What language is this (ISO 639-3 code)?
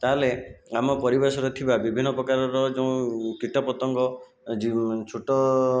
ori